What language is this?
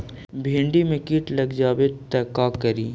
Magahi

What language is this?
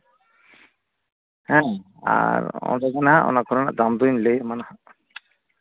Santali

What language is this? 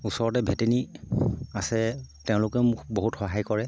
Assamese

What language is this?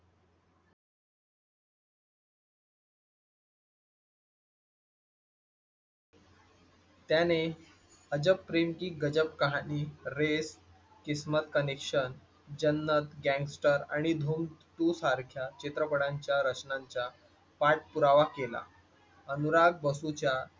Marathi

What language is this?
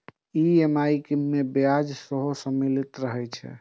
Maithili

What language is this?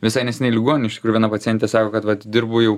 Lithuanian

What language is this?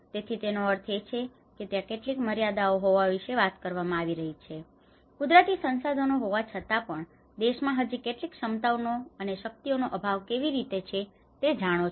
Gujarati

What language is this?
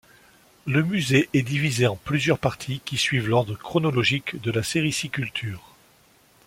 French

